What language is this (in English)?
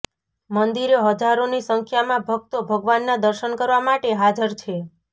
Gujarati